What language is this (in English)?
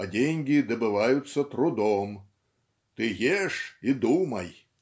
Russian